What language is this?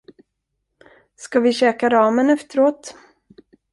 Swedish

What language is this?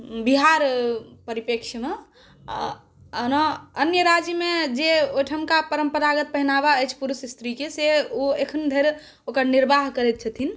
Maithili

